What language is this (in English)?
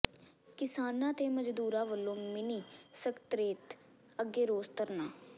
Punjabi